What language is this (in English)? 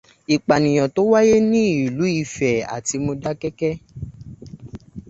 Yoruba